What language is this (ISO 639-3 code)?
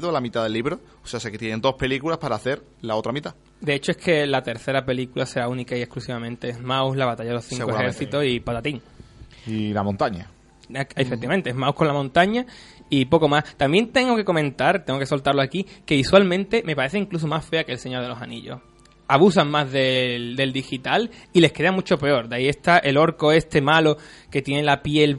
spa